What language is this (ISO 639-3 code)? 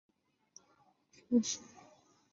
zho